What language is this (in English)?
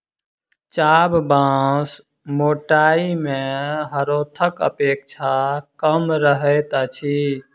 Maithili